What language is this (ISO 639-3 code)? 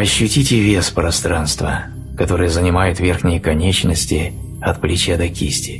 rus